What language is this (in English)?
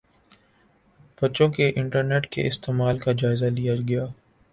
Urdu